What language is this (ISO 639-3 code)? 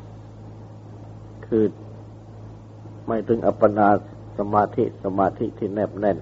tha